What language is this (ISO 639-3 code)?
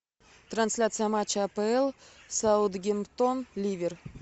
rus